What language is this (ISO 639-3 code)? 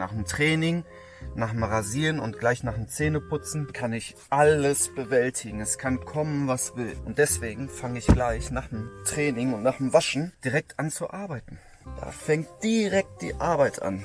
deu